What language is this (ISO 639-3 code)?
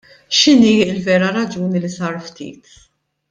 mlt